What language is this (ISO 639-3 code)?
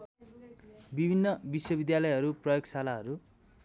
nep